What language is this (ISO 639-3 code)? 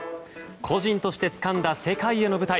jpn